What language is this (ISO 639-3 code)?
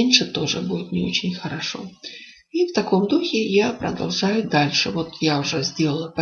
rus